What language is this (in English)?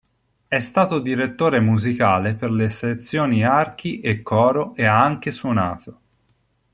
Italian